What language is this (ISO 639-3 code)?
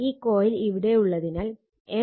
mal